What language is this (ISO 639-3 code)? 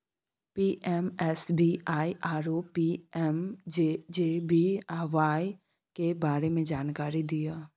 mai